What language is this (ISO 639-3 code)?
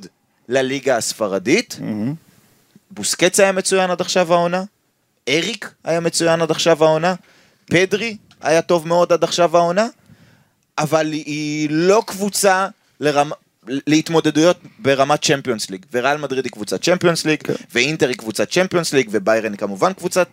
heb